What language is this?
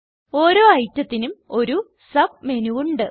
Malayalam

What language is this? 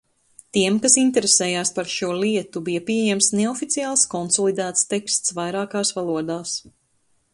Latvian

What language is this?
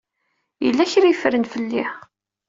Kabyle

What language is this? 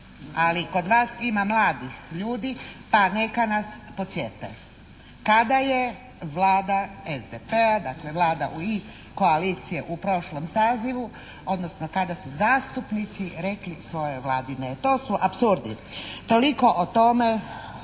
Croatian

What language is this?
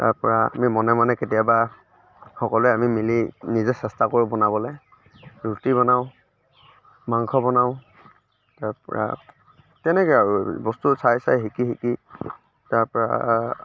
Assamese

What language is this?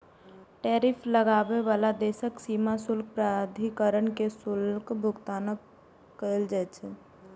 Maithili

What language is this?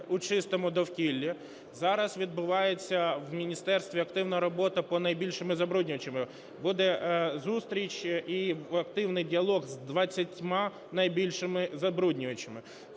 Ukrainian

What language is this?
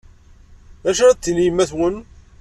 Kabyle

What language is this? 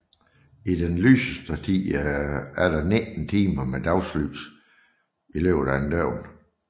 Danish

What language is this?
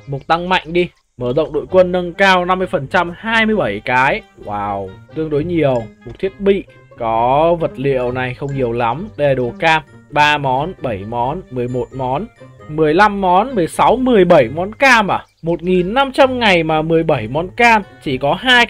Vietnamese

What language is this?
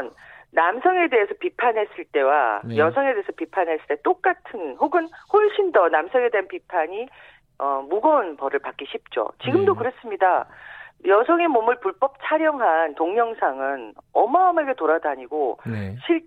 Korean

